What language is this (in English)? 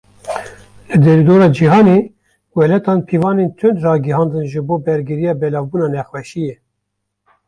Kurdish